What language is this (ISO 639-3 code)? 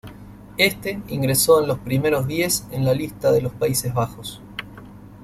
spa